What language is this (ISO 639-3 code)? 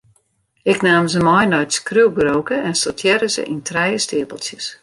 fry